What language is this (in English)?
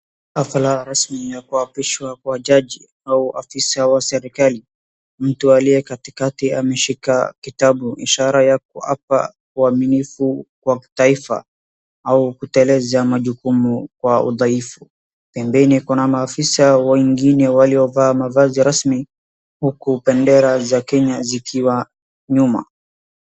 Swahili